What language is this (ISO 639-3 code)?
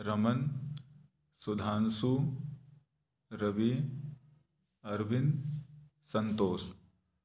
hin